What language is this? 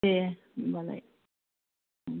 Bodo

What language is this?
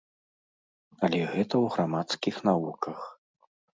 Belarusian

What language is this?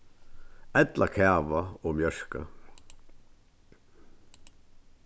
Faroese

